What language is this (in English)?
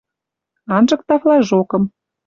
Western Mari